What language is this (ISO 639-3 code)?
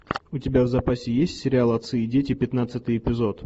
rus